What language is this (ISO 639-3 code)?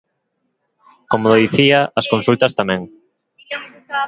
glg